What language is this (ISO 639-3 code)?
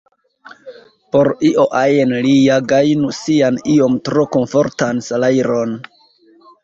epo